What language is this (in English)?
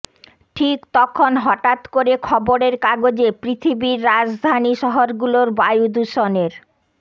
Bangla